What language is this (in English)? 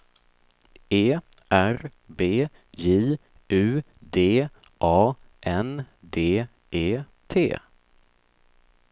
Swedish